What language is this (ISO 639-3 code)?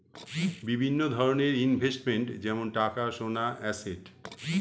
ben